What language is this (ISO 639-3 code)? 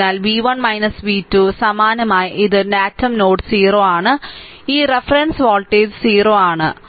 mal